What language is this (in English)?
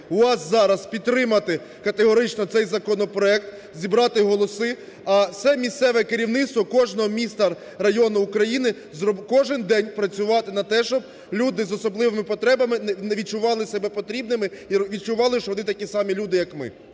Ukrainian